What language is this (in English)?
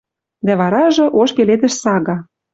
Western Mari